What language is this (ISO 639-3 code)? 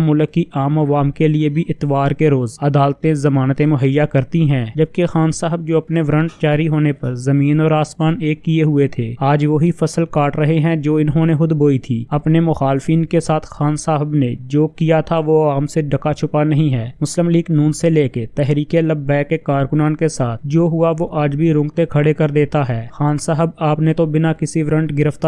urd